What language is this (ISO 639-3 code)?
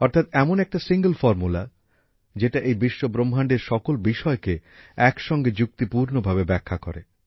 ben